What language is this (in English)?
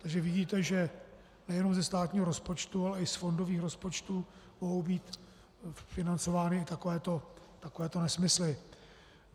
Czech